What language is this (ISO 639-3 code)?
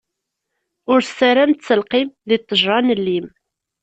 kab